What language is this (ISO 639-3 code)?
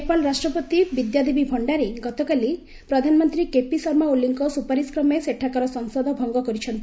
ori